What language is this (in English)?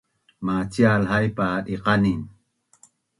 Bunun